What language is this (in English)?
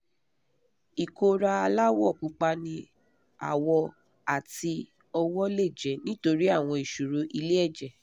Yoruba